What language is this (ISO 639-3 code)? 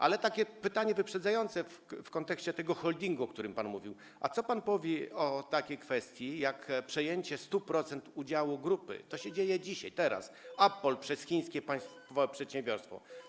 pol